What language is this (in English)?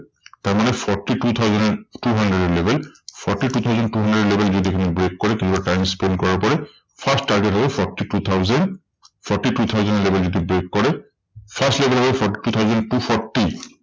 Bangla